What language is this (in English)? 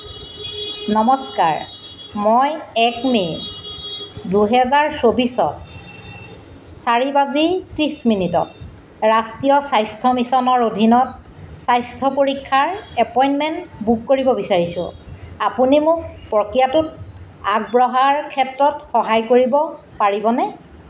Assamese